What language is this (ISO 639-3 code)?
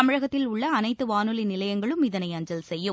tam